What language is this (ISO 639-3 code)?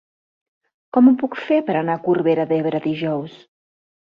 cat